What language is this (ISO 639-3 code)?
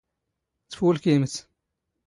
zgh